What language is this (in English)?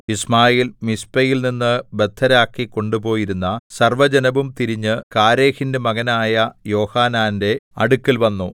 Malayalam